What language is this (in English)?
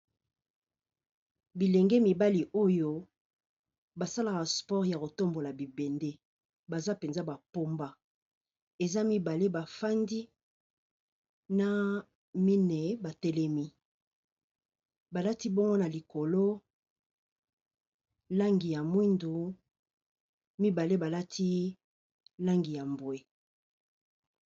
Lingala